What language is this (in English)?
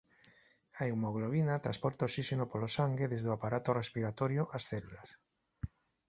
Galician